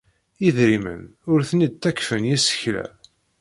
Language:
Kabyle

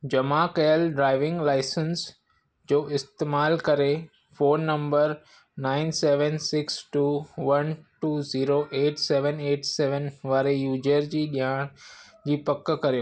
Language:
Sindhi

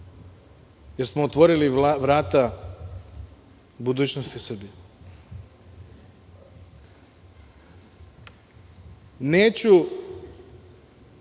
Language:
Serbian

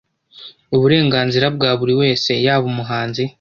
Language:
Kinyarwanda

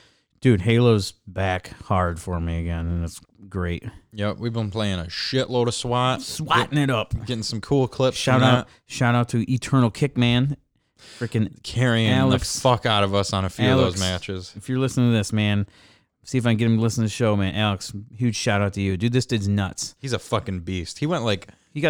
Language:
English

